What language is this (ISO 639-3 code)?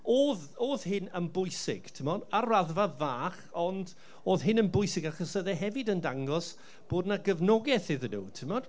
cym